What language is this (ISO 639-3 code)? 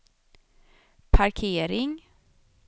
swe